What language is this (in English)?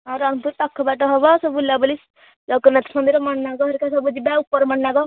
Odia